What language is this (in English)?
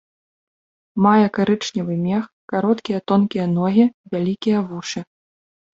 Belarusian